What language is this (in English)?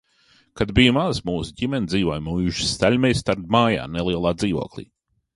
Latvian